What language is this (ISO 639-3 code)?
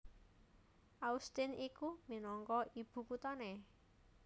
jav